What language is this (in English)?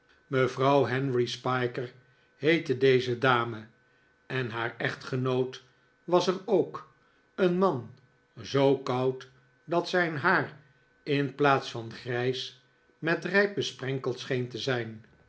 Dutch